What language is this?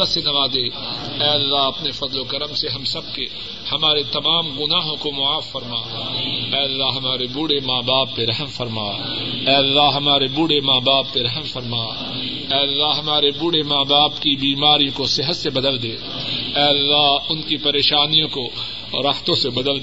Urdu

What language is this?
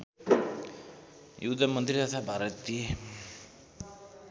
Nepali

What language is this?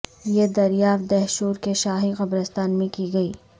Urdu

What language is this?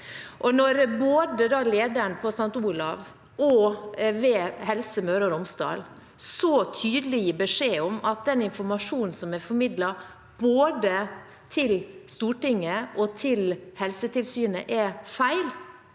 Norwegian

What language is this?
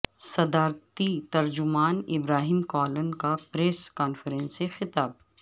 Urdu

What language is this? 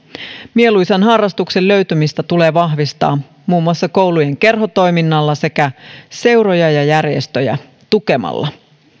Finnish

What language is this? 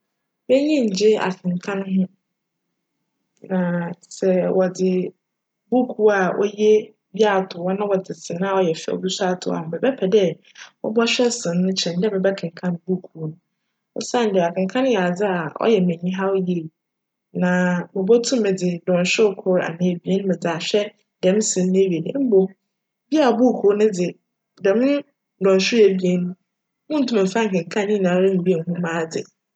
Akan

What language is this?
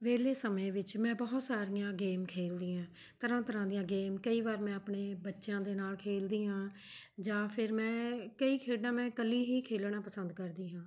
Punjabi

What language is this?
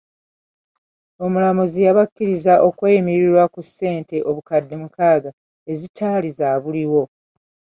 Ganda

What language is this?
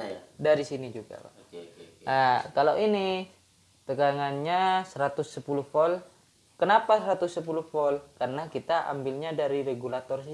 Indonesian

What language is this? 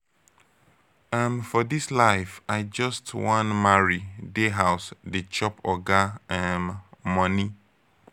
Nigerian Pidgin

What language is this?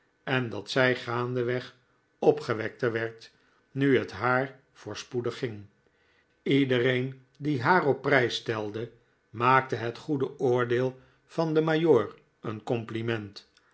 Dutch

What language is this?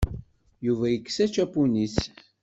Kabyle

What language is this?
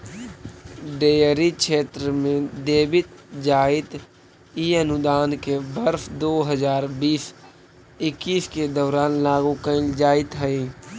Magahi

